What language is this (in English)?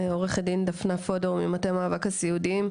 Hebrew